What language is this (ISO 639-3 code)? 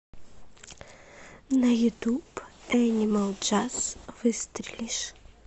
rus